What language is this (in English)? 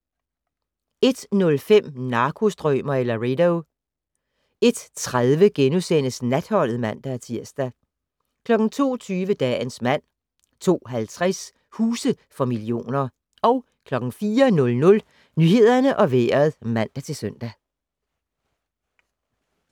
Danish